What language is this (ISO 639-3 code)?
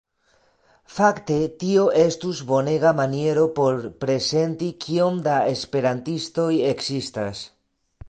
epo